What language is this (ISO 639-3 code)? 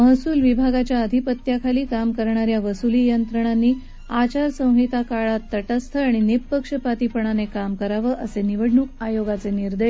mar